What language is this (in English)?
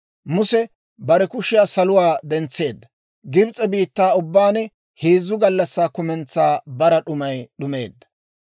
Dawro